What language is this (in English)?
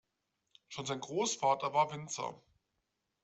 German